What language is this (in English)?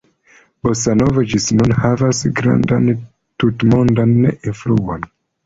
Esperanto